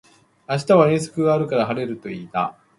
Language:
Japanese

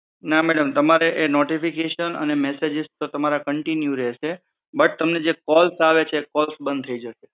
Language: Gujarati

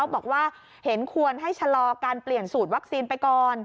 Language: Thai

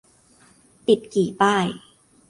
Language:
Thai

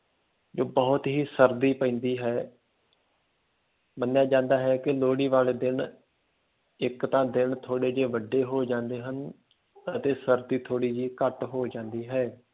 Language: Punjabi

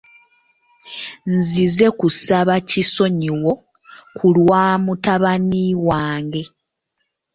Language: Ganda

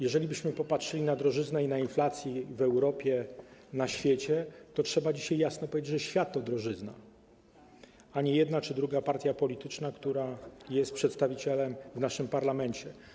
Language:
Polish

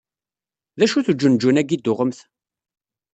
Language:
Kabyle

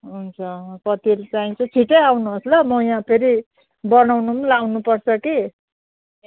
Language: Nepali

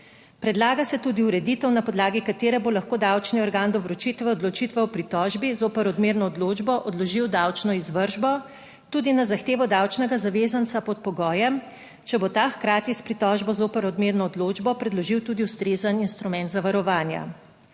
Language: Slovenian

